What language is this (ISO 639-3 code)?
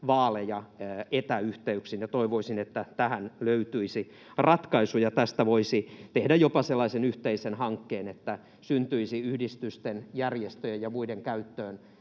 fin